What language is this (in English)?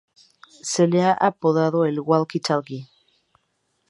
Spanish